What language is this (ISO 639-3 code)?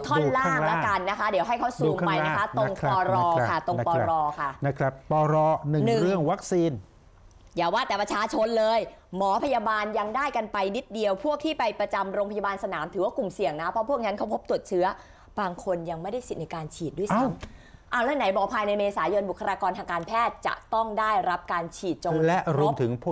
tha